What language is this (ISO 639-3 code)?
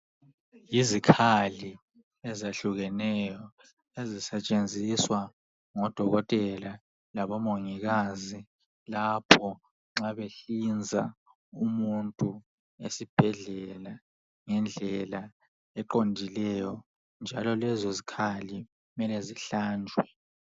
nde